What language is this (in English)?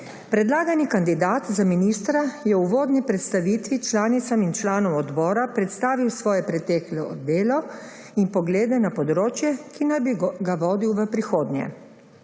Slovenian